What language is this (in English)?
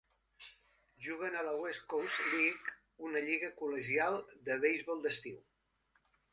Catalan